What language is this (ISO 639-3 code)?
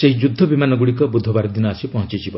ori